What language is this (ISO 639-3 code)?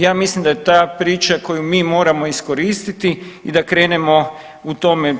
hrv